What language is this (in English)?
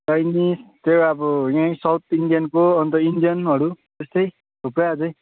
Nepali